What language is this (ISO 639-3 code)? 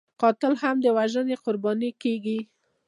pus